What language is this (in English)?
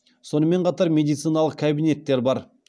Kazakh